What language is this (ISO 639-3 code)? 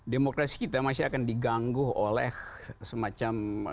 ind